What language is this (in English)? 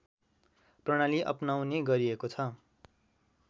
Nepali